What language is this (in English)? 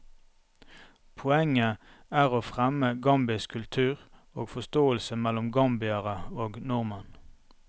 Norwegian